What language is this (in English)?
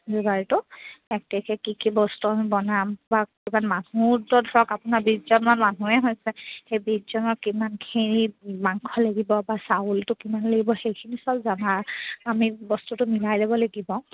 Assamese